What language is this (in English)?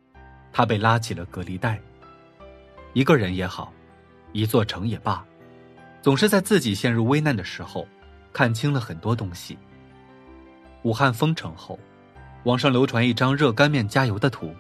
Chinese